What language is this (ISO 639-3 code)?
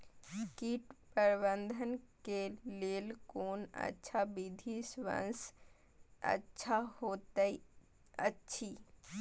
mai